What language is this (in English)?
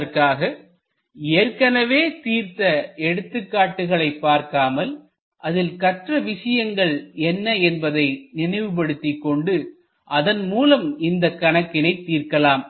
Tamil